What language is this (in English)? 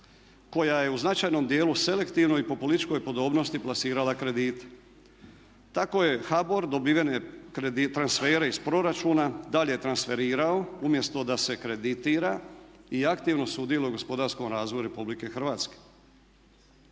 Croatian